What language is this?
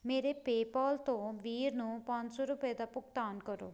Punjabi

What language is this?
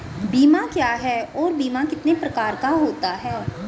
Hindi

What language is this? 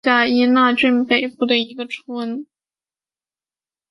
Chinese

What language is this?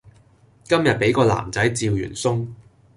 Cantonese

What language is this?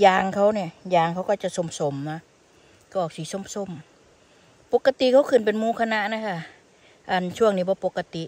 Thai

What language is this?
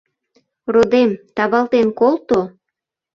Mari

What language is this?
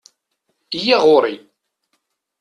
Kabyle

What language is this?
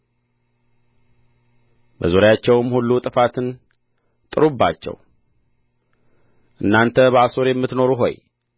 Amharic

